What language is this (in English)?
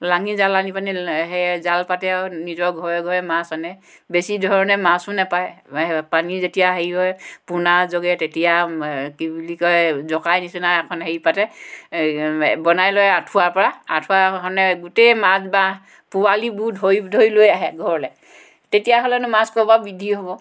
Assamese